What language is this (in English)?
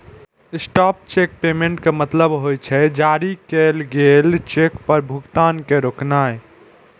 Maithili